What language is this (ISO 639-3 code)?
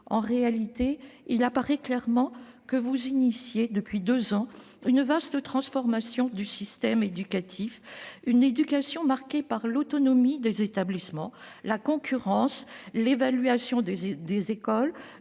fra